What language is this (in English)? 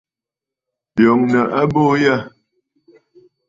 Bafut